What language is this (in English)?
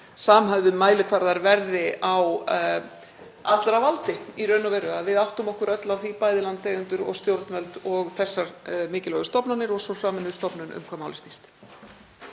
Icelandic